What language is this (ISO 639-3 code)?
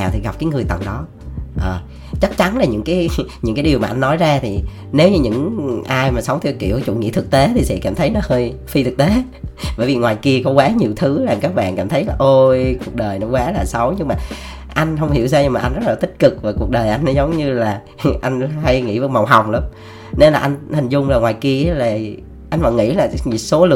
vie